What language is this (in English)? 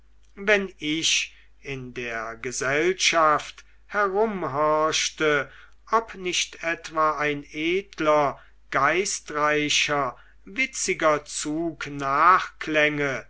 German